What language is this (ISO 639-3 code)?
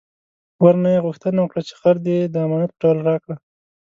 pus